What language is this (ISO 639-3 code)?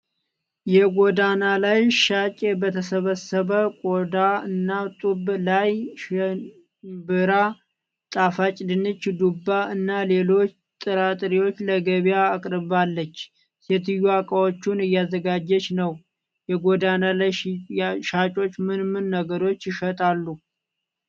amh